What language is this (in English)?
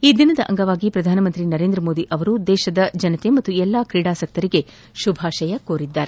Kannada